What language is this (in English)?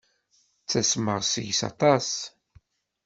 Kabyle